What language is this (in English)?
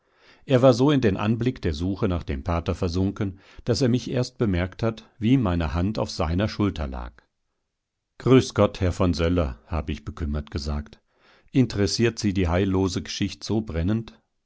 German